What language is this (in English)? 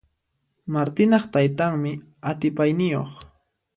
Puno Quechua